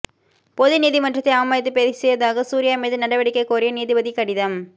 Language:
Tamil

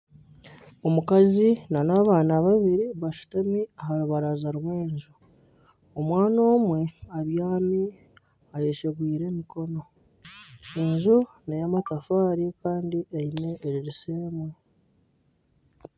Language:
Nyankole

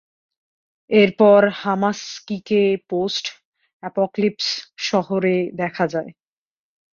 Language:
Bangla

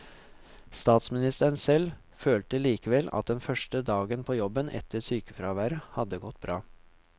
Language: Norwegian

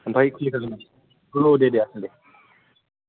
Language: Bodo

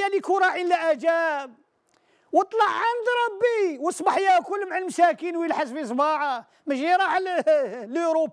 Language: Arabic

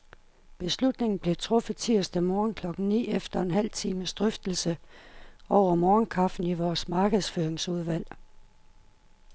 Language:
Danish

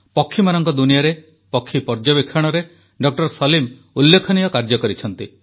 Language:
Odia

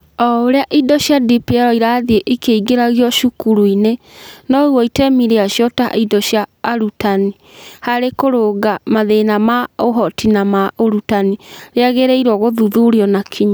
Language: Kikuyu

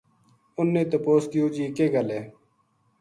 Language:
Gujari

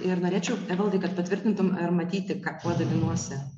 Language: Lithuanian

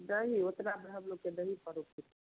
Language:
Hindi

